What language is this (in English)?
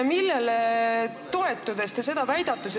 Estonian